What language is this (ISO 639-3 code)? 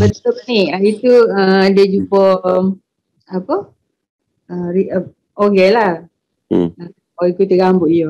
msa